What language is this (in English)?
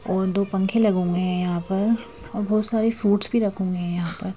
Hindi